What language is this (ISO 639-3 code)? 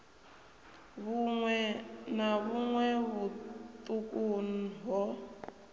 ven